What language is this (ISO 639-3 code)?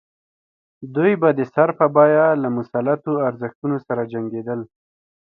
pus